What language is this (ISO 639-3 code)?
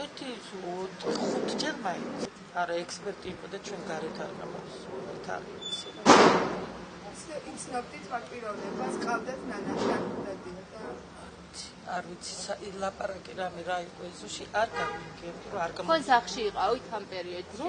ron